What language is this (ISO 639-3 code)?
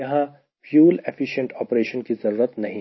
hin